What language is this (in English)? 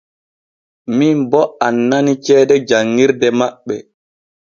Borgu Fulfulde